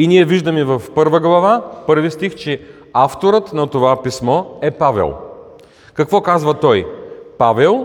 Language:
Bulgarian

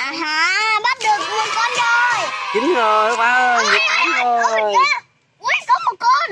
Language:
Vietnamese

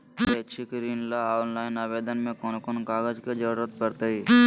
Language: Magahi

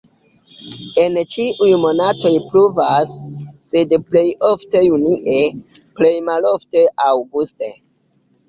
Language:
Esperanto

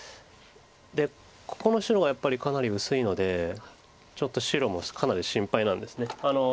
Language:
Japanese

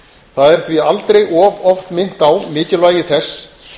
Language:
Icelandic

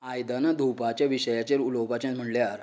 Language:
Konkani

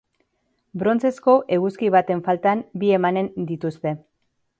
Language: Basque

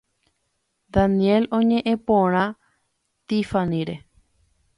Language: Guarani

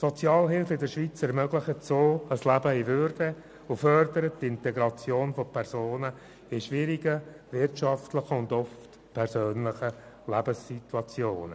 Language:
Swiss German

